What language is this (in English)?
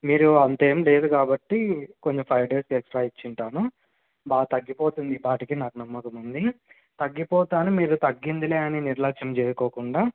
Telugu